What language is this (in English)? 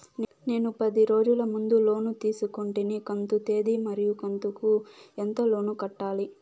Telugu